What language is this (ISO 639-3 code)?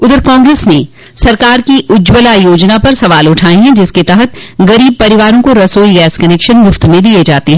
hin